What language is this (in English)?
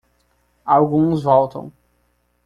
Portuguese